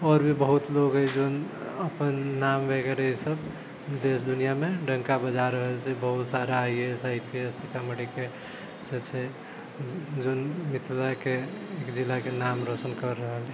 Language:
Maithili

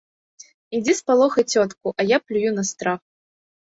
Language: Belarusian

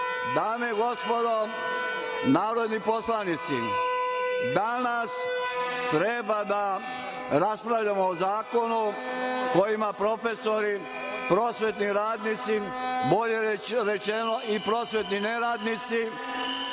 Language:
Serbian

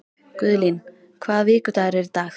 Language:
Icelandic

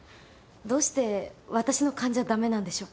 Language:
Japanese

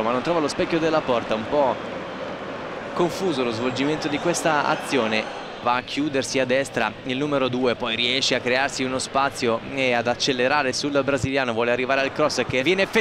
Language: Italian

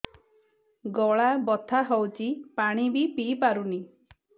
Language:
Odia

